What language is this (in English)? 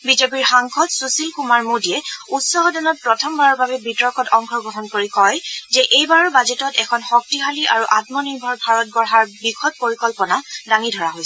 Assamese